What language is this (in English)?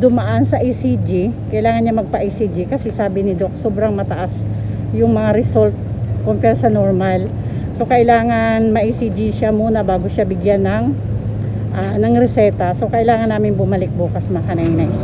Filipino